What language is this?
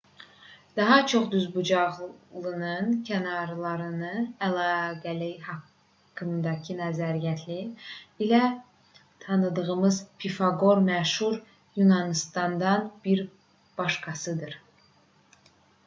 Azerbaijani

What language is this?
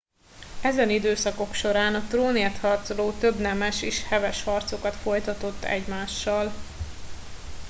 Hungarian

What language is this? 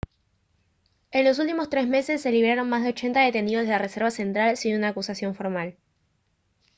Spanish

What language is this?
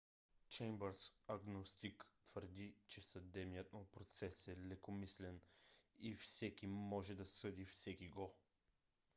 Bulgarian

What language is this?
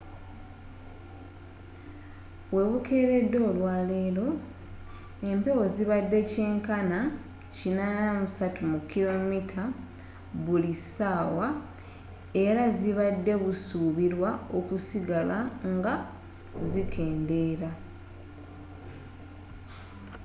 Ganda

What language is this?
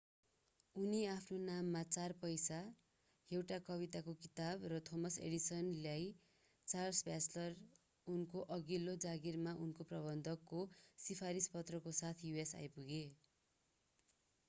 Nepali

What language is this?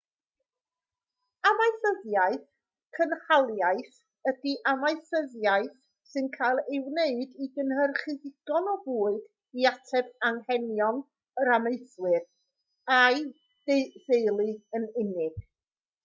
Welsh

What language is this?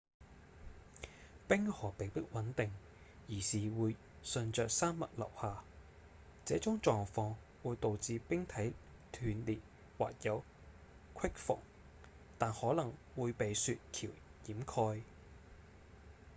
Cantonese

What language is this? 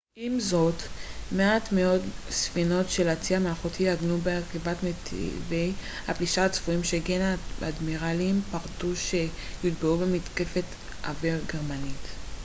Hebrew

